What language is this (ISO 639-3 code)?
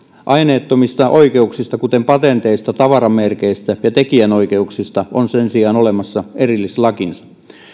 fin